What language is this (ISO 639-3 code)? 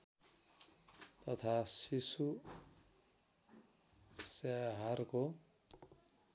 nep